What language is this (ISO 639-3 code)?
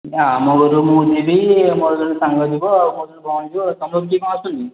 ori